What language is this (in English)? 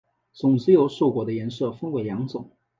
Chinese